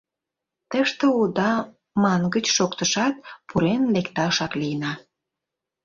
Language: Mari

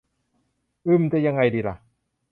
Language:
Thai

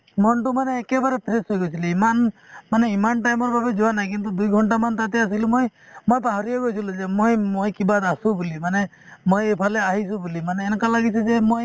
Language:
Assamese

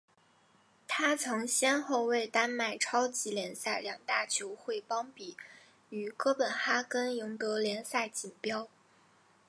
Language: Chinese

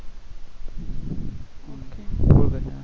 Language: Gujarati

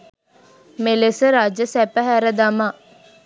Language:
Sinhala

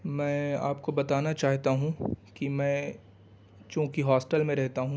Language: Urdu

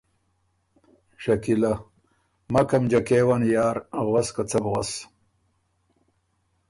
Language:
Ormuri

